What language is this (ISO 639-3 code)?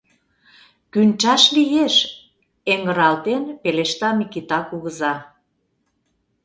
chm